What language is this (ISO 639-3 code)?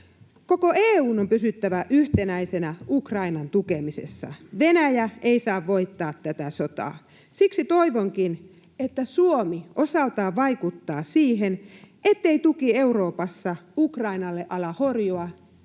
fin